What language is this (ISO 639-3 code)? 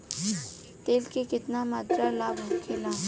bho